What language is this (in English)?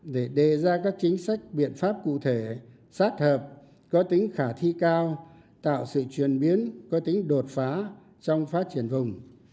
Vietnamese